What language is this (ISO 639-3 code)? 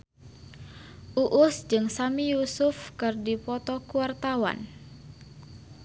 sun